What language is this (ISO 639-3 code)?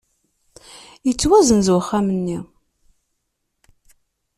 kab